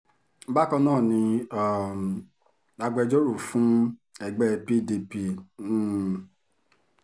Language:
Yoruba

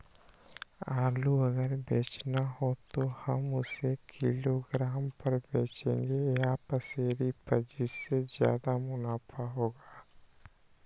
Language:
Magahi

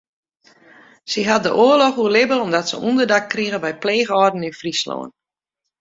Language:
Western Frisian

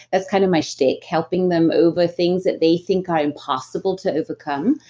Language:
English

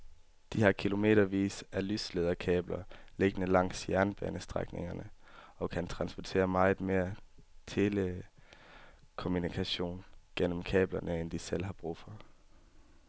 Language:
Danish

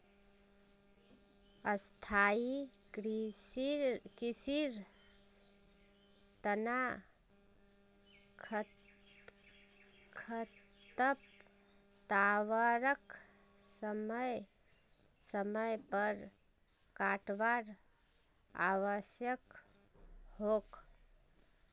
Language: Magahi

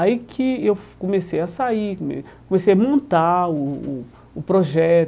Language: Portuguese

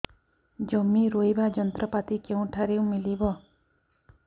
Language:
Odia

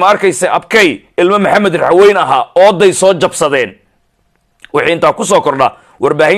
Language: Arabic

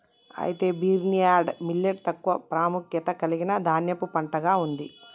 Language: Telugu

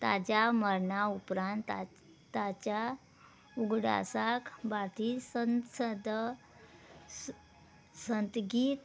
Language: Konkani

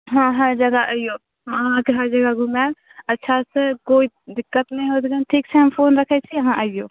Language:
Maithili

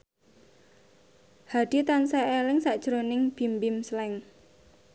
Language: Javanese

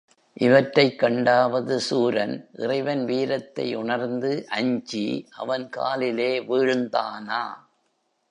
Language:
Tamil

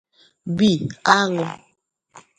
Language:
Igbo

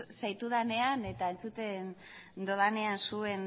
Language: Basque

